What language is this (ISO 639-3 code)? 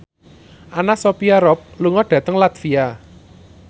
jav